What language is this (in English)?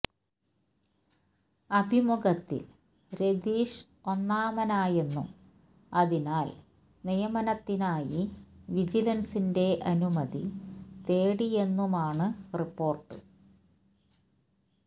Malayalam